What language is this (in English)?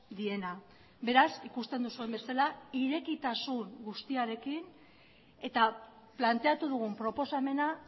Basque